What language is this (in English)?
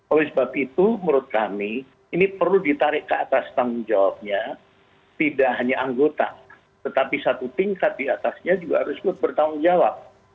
Indonesian